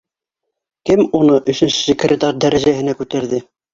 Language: Bashkir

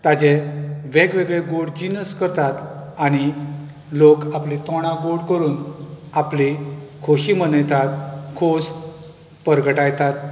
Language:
Konkani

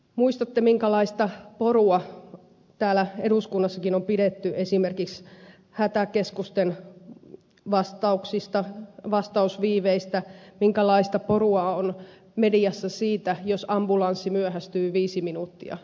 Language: Finnish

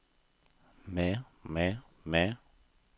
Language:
Norwegian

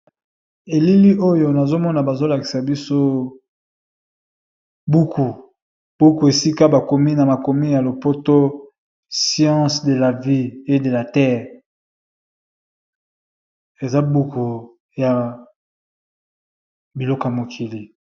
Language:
Lingala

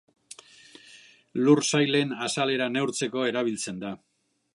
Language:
Basque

